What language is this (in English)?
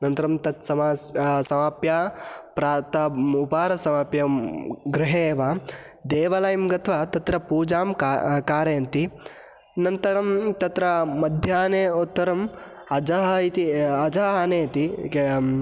Sanskrit